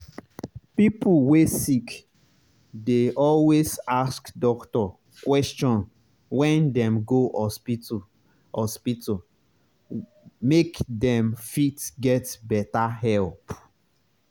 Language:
Nigerian Pidgin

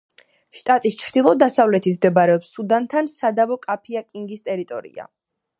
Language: Georgian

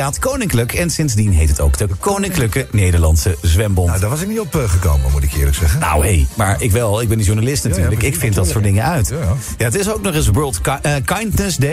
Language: Dutch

